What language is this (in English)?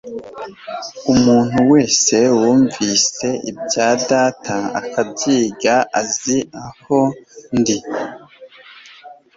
Kinyarwanda